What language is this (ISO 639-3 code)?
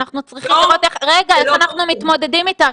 heb